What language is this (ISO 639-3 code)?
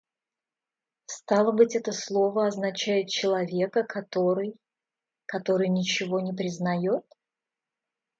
rus